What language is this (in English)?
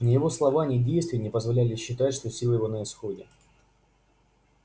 Russian